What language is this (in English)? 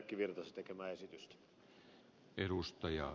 Finnish